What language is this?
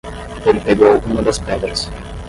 Portuguese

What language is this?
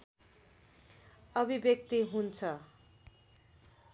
Nepali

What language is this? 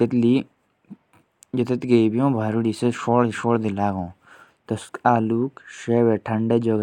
Jaunsari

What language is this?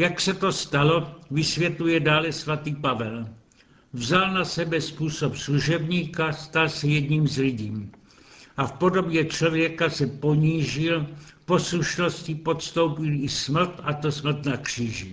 Czech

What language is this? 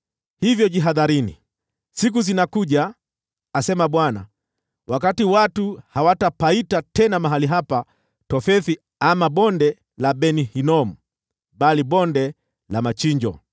Swahili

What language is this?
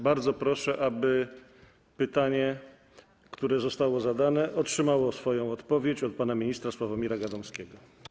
Polish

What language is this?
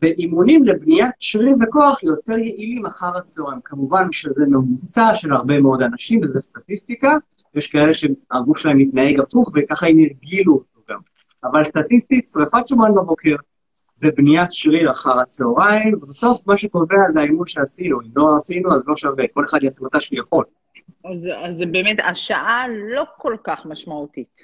Hebrew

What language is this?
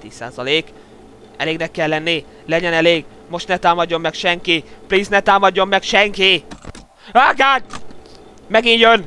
Hungarian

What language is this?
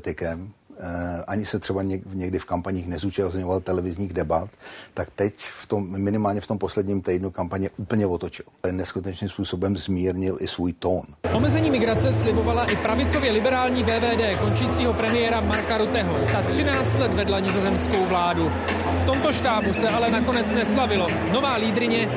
Czech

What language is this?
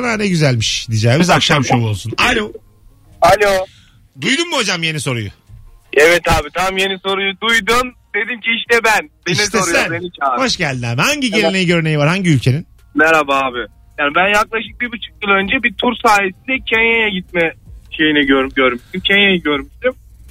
Turkish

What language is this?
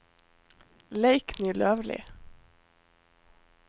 Norwegian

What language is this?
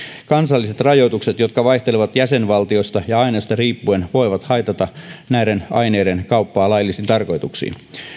Finnish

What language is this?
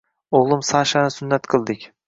Uzbek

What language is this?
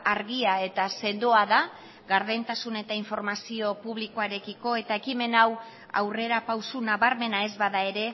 Basque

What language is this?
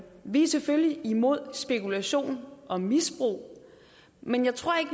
Danish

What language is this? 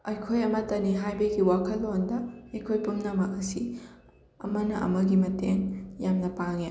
Manipuri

